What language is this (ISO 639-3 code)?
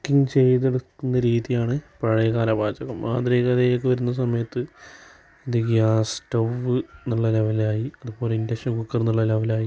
mal